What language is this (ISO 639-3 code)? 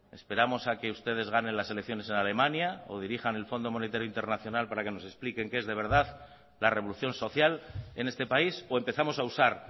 spa